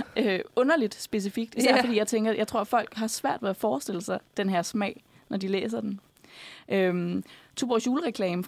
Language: Danish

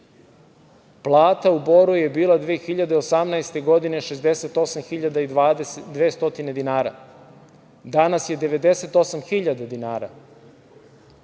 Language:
Serbian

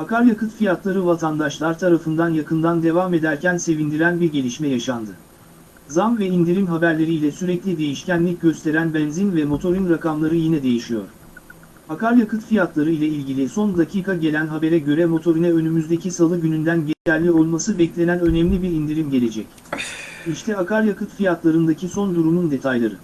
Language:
Turkish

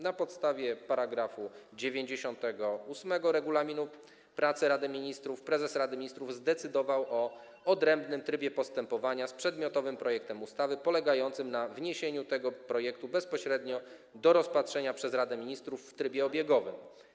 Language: Polish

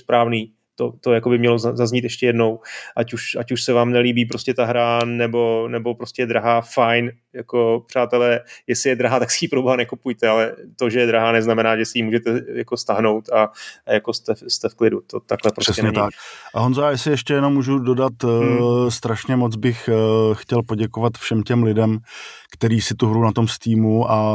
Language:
Czech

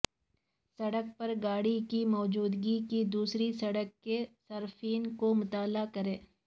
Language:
Urdu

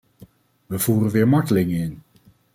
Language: Dutch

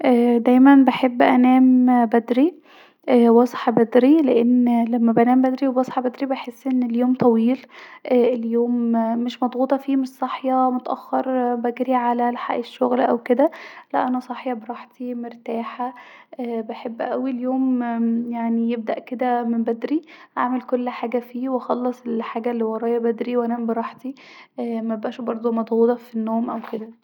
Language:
Egyptian Arabic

